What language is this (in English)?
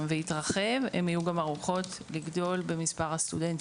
Hebrew